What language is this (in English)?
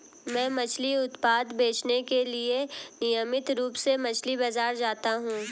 Hindi